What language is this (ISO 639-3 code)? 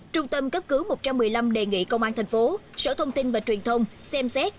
vie